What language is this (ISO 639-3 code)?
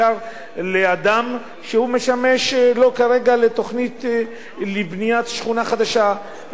heb